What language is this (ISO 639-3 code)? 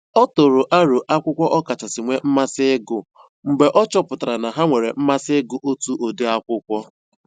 ibo